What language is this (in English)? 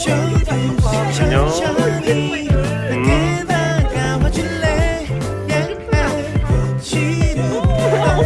Korean